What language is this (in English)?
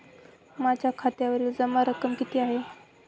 Marathi